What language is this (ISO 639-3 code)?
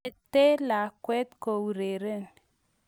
kln